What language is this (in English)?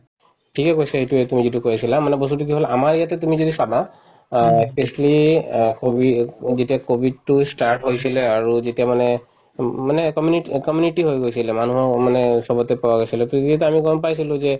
Assamese